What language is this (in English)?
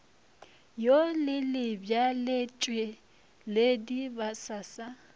Northern Sotho